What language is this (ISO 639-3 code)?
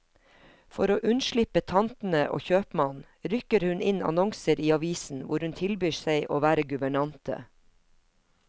nor